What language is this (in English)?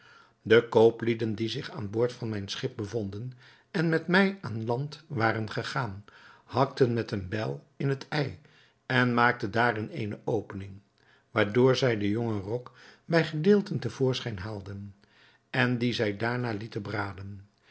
Dutch